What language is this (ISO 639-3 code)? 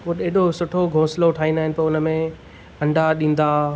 snd